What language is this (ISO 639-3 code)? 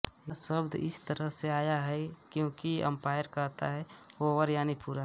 hin